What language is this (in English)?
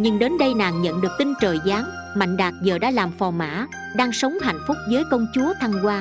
Vietnamese